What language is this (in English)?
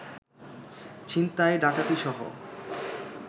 Bangla